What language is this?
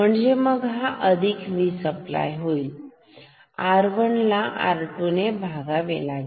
Marathi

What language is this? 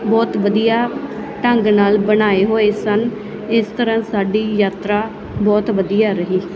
Punjabi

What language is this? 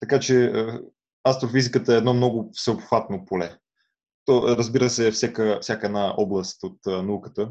Bulgarian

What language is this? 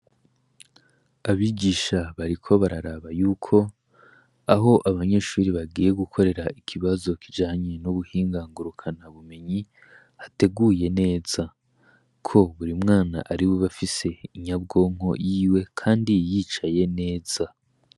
Rundi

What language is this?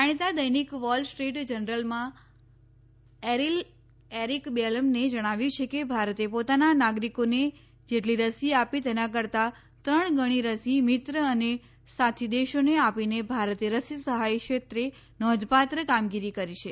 Gujarati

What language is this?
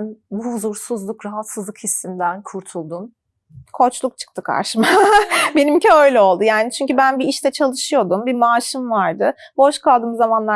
Turkish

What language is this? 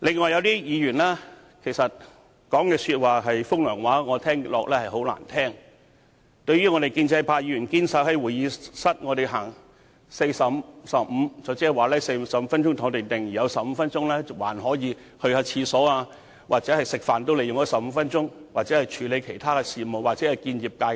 Cantonese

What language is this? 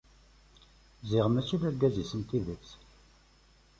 Kabyle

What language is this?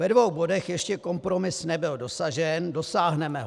Czech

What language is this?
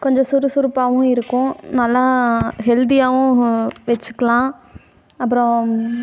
Tamil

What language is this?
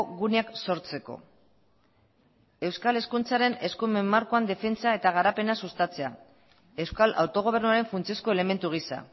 Basque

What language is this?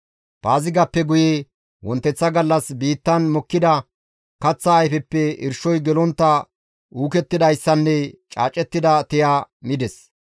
Gamo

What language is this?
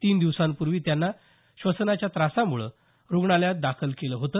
Marathi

